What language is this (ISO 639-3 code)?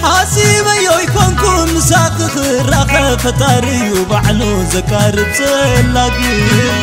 ara